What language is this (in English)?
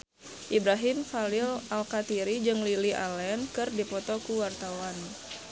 Sundanese